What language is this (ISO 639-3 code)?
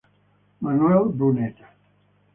ita